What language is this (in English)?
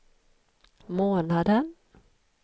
Swedish